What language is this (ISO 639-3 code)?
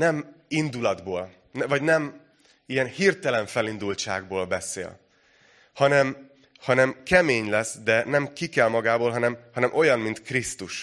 hun